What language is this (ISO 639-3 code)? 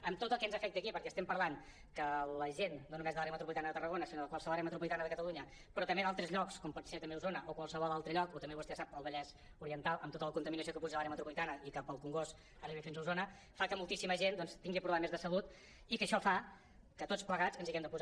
cat